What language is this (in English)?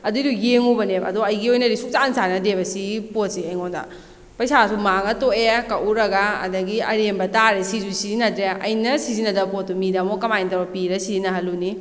Manipuri